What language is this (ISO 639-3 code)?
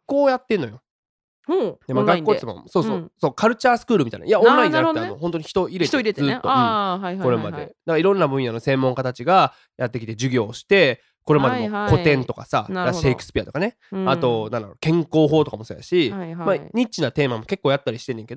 jpn